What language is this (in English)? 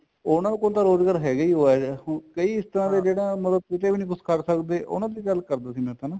Punjabi